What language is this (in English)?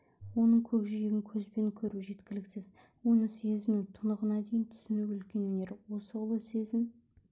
Kazakh